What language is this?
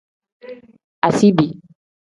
Tem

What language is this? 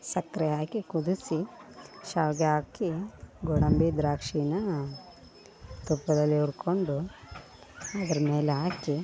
Kannada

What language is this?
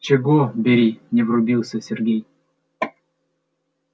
Russian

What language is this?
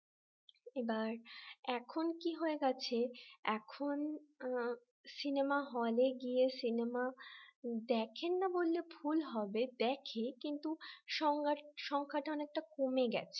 Bangla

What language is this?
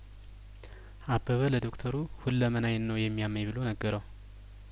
Amharic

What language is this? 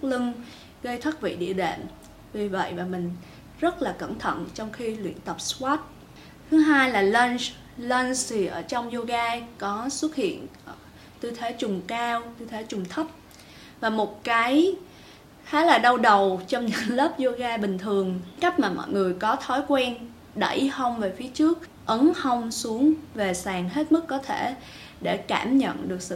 Vietnamese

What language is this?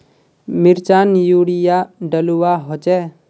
Magahi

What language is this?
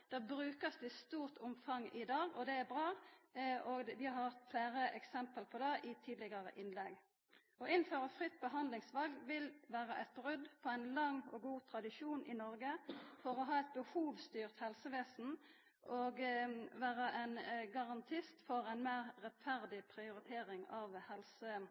Norwegian Nynorsk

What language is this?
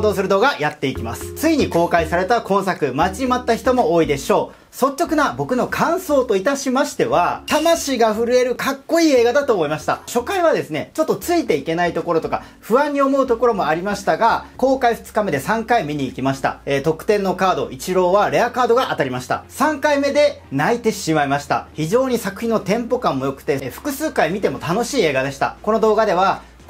Japanese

